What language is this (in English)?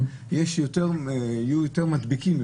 Hebrew